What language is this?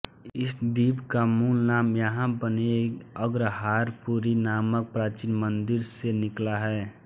Hindi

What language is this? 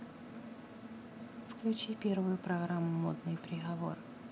Russian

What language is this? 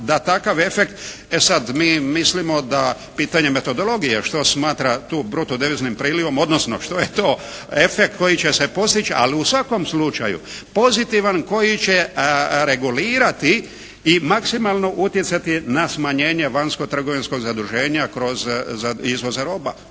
Croatian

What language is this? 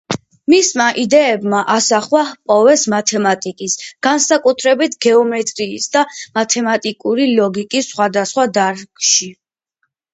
Georgian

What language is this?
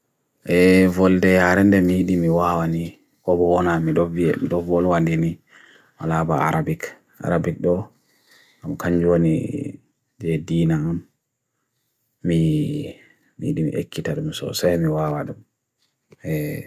Bagirmi Fulfulde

